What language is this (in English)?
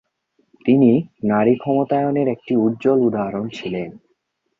Bangla